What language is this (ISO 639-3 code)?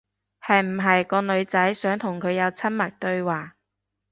yue